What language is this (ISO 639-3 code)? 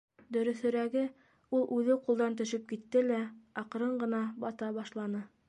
bak